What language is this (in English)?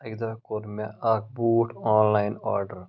Kashmiri